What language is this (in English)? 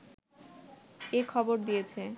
Bangla